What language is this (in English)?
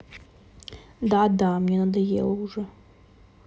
Russian